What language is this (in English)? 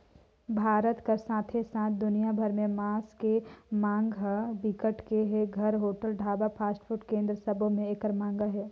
Chhattisgarhi